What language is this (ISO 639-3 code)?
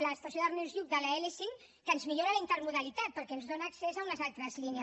cat